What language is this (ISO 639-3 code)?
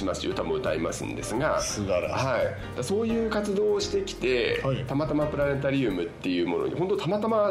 jpn